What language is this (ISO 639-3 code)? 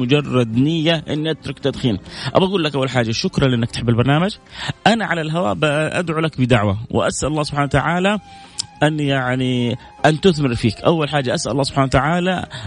ara